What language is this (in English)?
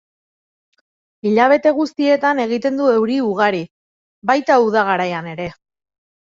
Basque